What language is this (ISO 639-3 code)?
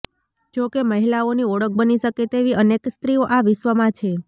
guj